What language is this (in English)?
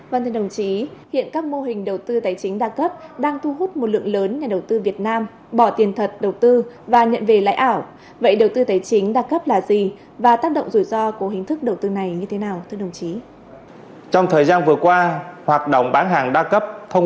Vietnamese